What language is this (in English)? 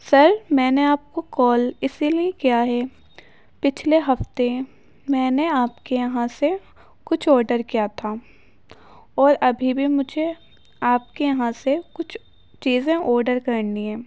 Urdu